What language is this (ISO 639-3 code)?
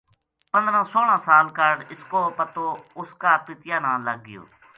gju